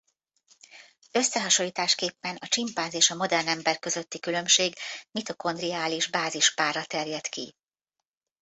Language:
Hungarian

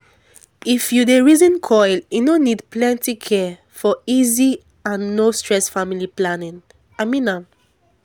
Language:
Nigerian Pidgin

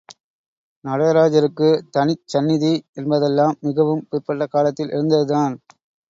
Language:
Tamil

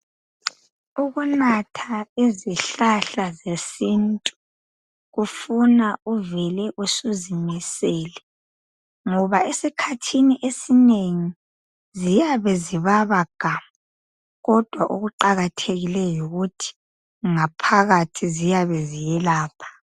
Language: North Ndebele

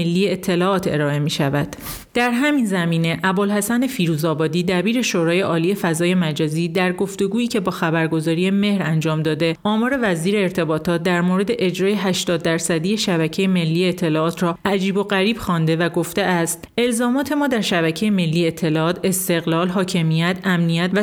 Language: Persian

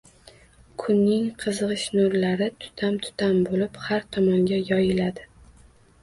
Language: Uzbek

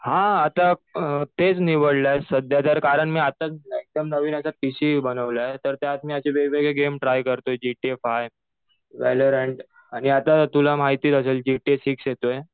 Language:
Marathi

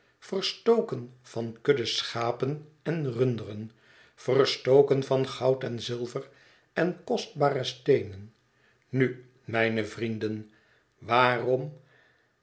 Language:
Dutch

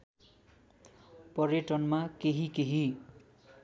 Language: Nepali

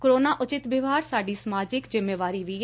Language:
Punjabi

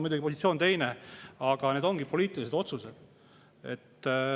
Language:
Estonian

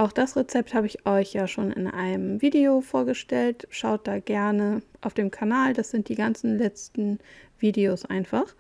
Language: German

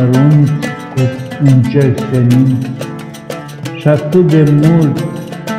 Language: Romanian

